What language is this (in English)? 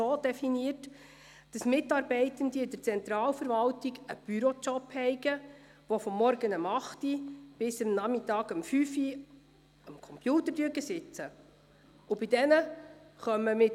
Swiss German